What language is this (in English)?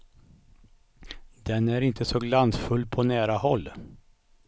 Swedish